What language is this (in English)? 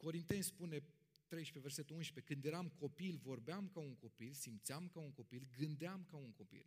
Romanian